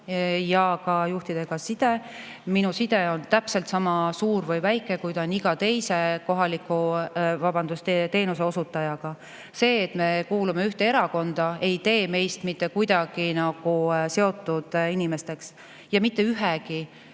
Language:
Estonian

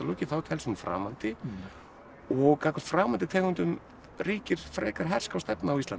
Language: Icelandic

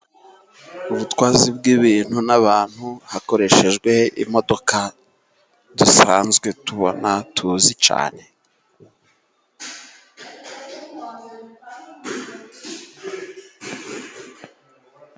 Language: Kinyarwanda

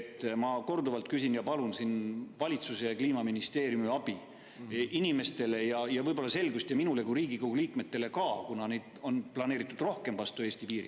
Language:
Estonian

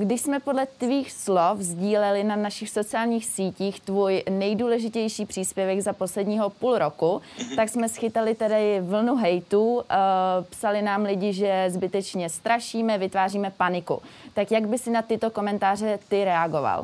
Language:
Czech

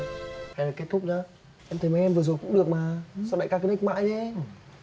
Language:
Vietnamese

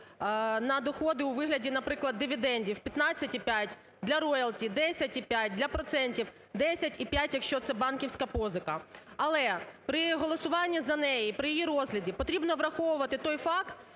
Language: Ukrainian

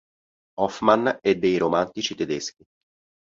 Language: Italian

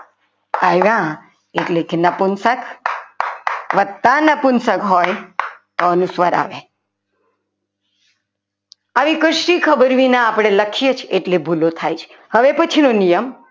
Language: Gujarati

